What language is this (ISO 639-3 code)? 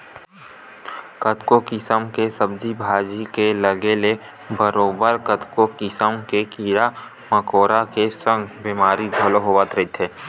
hne